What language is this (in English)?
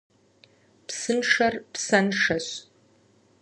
Kabardian